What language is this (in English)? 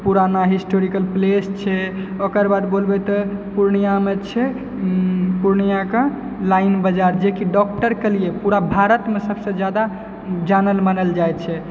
Maithili